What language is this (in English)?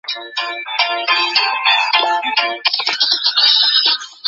Chinese